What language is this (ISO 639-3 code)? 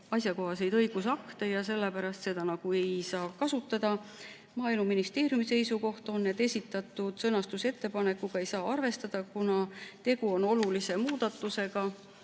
est